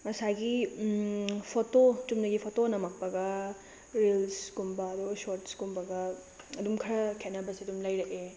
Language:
Manipuri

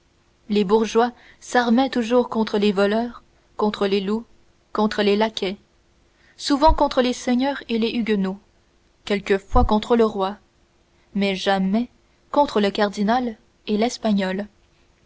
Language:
French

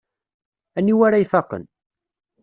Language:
Kabyle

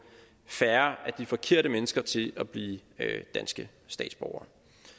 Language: Danish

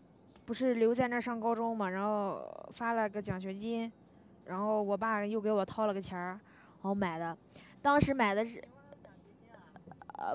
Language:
Chinese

